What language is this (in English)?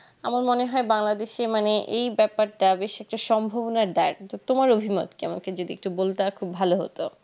Bangla